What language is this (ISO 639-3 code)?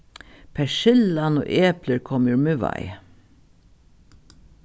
fao